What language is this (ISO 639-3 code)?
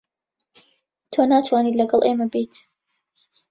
ckb